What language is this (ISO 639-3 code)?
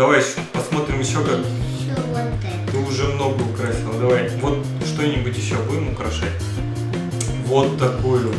rus